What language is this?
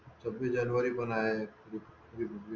Marathi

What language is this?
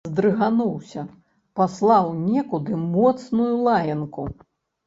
Belarusian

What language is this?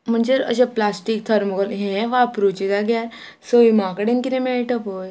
Konkani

